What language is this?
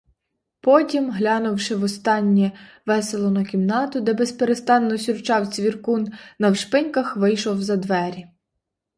Ukrainian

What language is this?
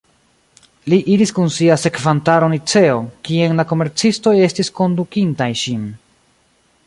Esperanto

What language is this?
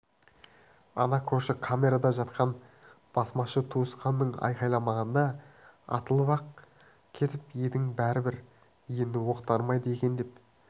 Kazakh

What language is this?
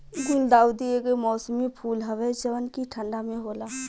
Bhojpuri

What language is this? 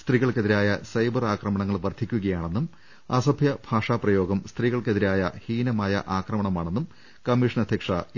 Malayalam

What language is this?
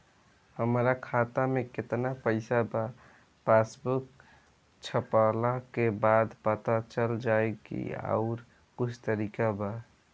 Bhojpuri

